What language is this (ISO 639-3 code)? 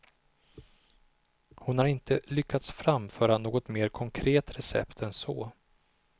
swe